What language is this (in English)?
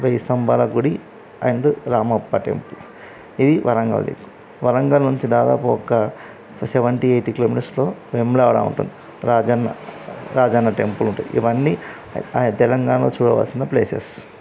Telugu